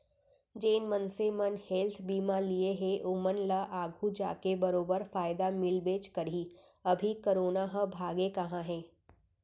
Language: Chhattisgarhi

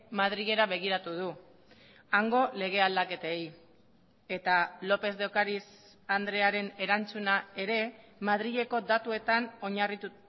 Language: Basque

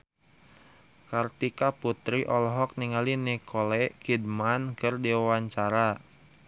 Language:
Sundanese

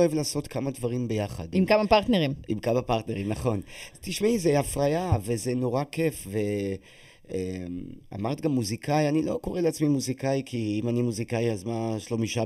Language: Hebrew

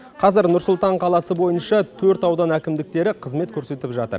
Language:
Kazakh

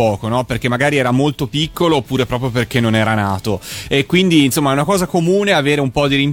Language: Italian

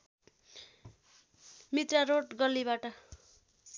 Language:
Nepali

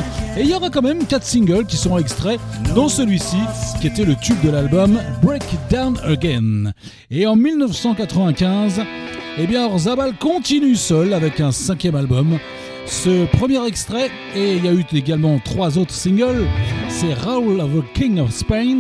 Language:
French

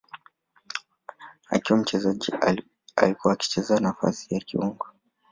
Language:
Swahili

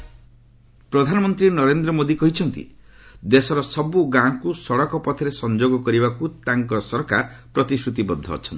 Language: Odia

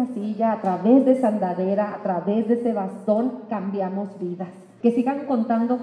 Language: Spanish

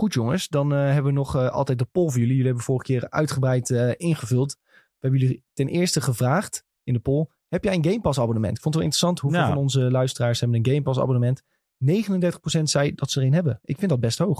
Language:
Dutch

